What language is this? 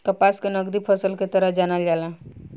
Bhojpuri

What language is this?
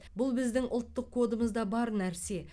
Kazakh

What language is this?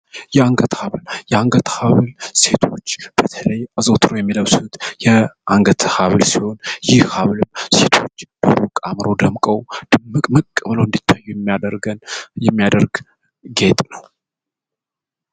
Amharic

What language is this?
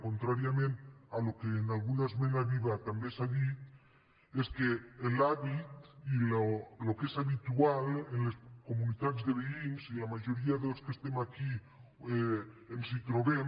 Catalan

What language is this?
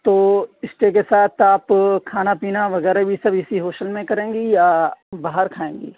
Urdu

